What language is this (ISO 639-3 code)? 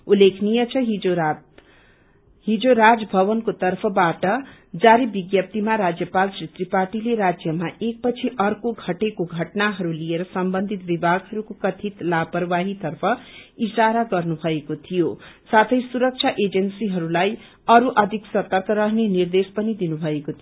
nep